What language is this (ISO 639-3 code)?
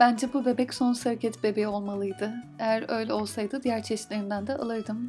tur